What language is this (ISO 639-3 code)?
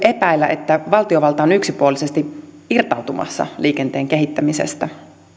fin